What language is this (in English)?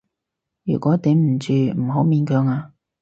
Cantonese